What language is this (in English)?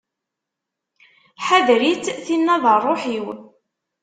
Kabyle